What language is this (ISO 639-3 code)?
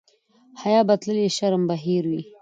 pus